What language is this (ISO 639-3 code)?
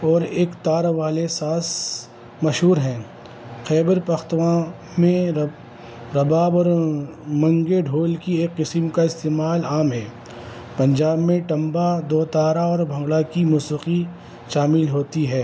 urd